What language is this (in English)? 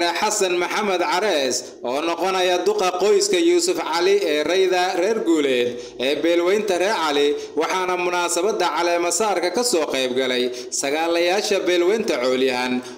Arabic